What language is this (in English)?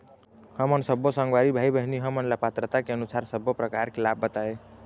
Chhattisgarhi